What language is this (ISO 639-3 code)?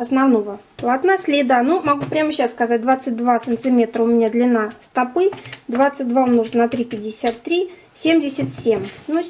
rus